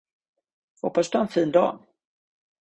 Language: Swedish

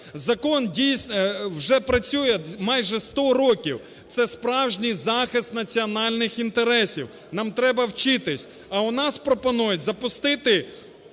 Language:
Ukrainian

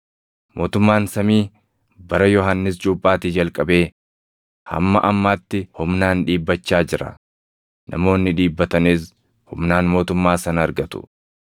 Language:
Oromo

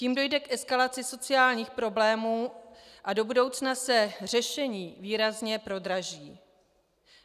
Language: Czech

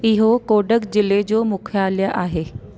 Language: Sindhi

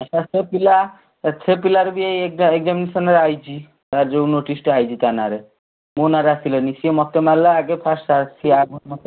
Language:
Odia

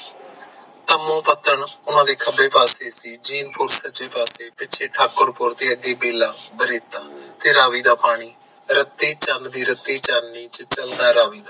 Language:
Punjabi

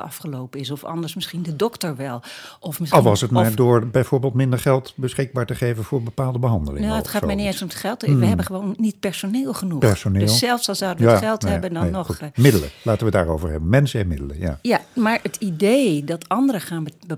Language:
Dutch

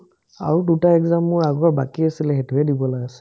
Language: Assamese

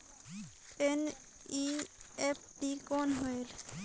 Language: Chhattisgarhi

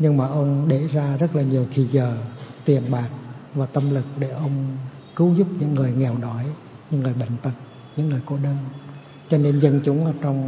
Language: Vietnamese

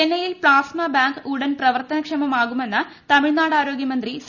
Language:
Malayalam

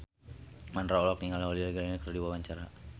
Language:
Sundanese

